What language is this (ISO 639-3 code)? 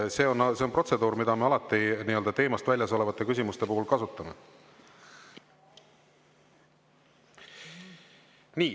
est